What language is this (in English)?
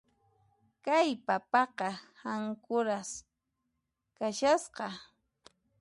Puno Quechua